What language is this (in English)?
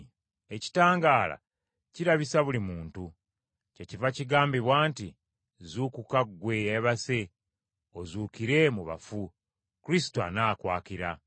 Ganda